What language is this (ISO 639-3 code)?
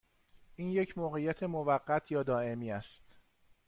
fas